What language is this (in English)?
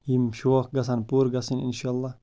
Kashmiri